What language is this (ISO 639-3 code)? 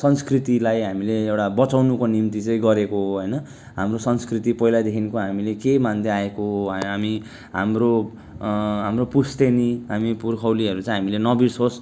nep